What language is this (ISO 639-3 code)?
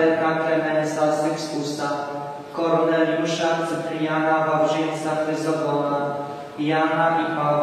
pol